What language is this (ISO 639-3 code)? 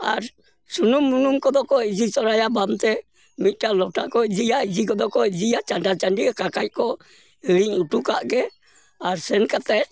sat